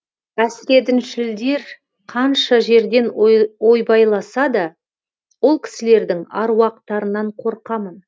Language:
Kazakh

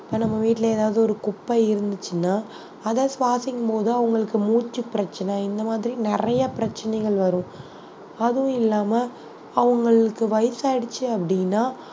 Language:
Tamil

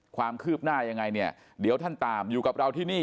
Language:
Thai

